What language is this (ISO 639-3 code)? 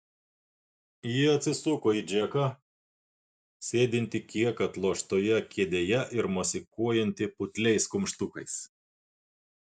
lit